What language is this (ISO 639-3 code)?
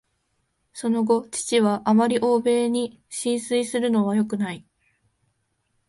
jpn